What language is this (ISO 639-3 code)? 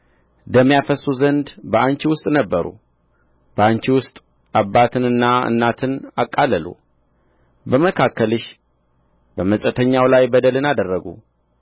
amh